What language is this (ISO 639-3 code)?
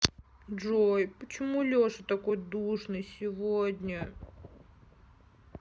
rus